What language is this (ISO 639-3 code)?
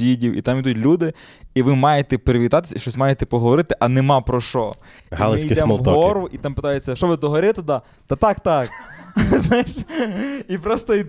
ukr